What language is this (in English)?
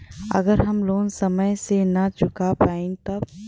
Bhojpuri